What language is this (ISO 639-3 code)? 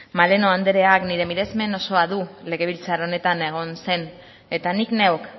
eus